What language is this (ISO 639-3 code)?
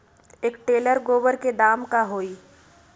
mag